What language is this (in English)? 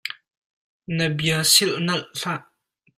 Hakha Chin